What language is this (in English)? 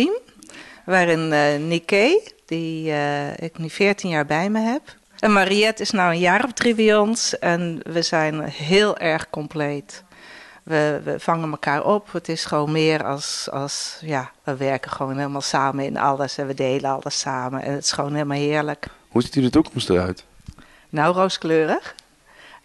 Dutch